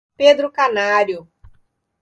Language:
Portuguese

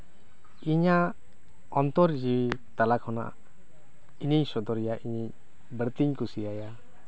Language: Santali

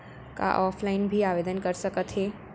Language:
Chhattisgarhi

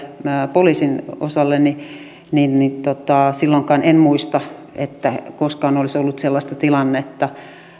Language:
Finnish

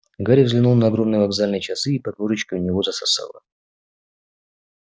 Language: Russian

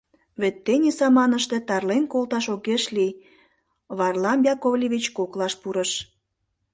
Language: Mari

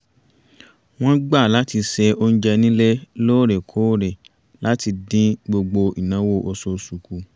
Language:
Yoruba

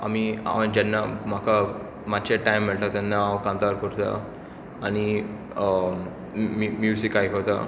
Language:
Konkani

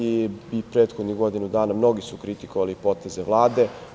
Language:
Serbian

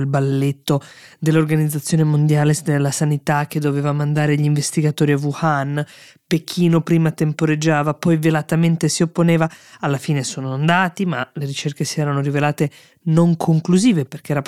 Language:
Italian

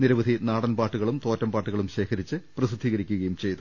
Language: Malayalam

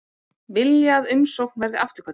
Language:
Icelandic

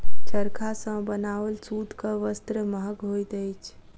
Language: Maithili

